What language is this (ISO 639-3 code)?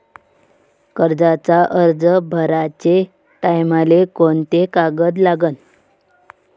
mar